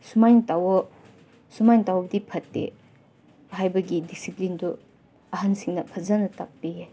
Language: Manipuri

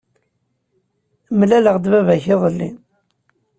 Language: Kabyle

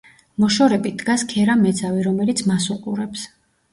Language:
Georgian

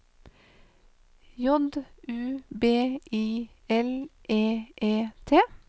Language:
Norwegian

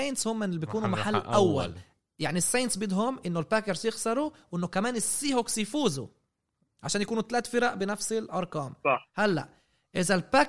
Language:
Arabic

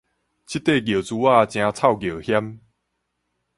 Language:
Min Nan Chinese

